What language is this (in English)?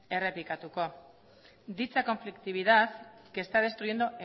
Spanish